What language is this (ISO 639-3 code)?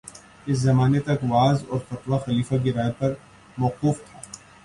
urd